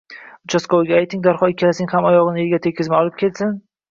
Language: Uzbek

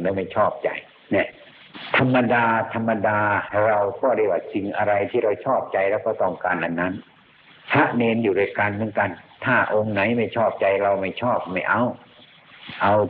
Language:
Thai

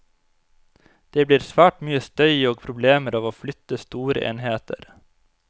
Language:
Norwegian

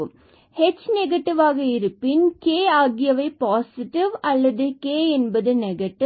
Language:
Tamil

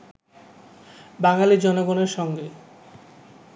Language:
Bangla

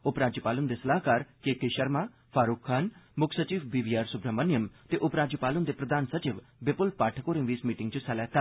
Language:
Dogri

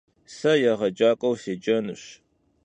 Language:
Kabardian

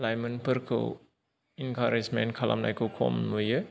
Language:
Bodo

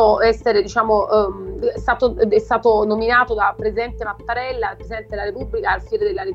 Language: Italian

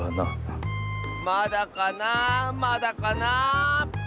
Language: Japanese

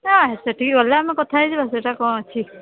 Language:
Odia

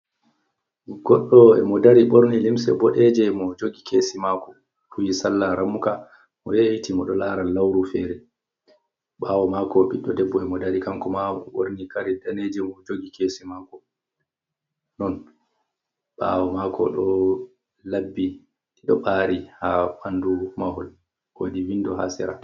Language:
Fula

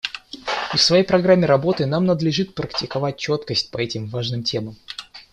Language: Russian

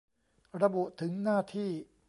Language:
Thai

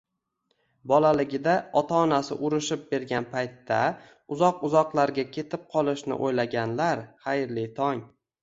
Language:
Uzbek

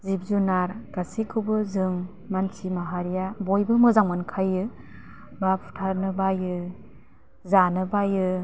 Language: Bodo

